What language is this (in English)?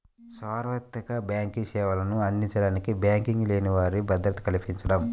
Telugu